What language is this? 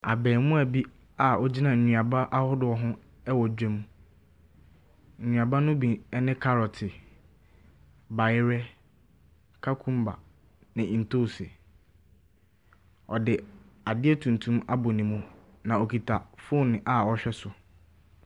Akan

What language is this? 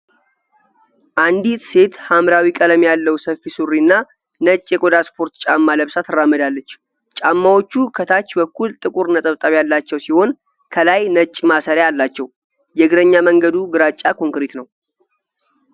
Amharic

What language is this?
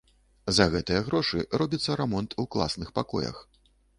Belarusian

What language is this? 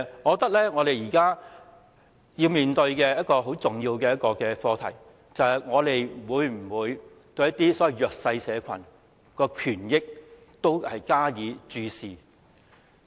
Cantonese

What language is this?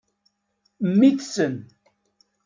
Kabyle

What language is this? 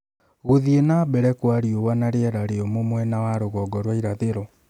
Kikuyu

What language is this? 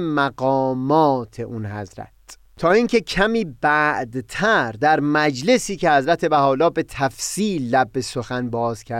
Persian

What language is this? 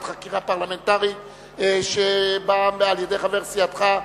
Hebrew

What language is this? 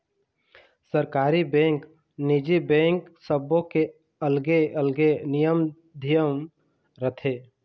Chhattisgarhi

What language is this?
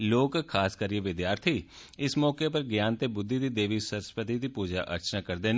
Dogri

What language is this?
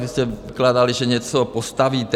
Czech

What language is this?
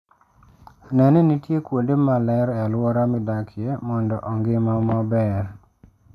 Luo (Kenya and Tanzania)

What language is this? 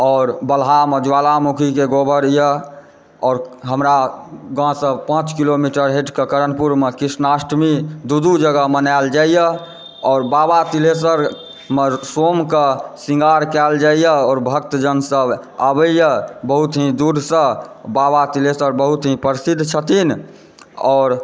Maithili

